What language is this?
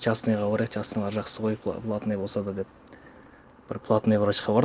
Kazakh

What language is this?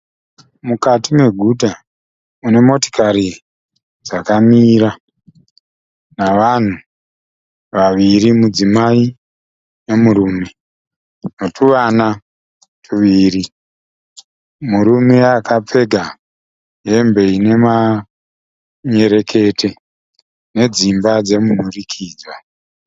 Shona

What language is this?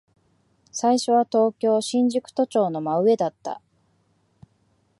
Japanese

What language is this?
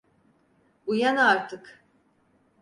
Turkish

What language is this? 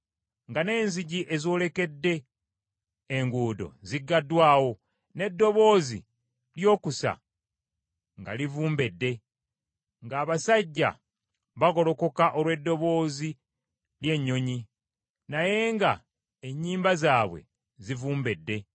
Ganda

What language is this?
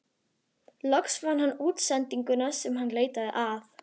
Icelandic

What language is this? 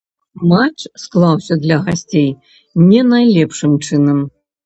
Belarusian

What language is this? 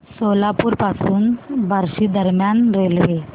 Marathi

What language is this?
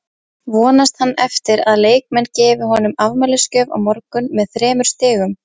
Icelandic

